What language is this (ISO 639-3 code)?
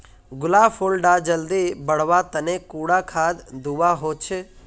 mag